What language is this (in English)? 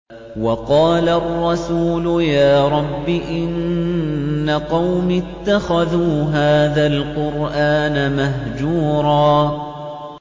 Arabic